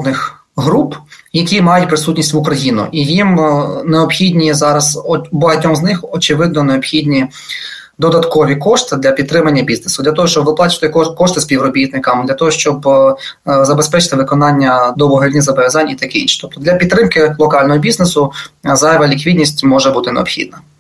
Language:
Ukrainian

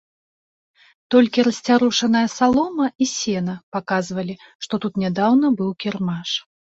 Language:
Belarusian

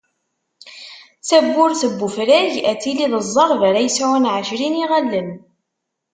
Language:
Kabyle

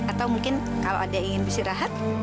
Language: Indonesian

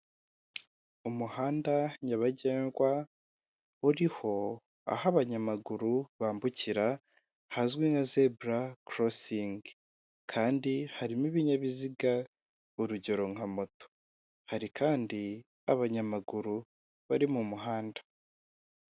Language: Kinyarwanda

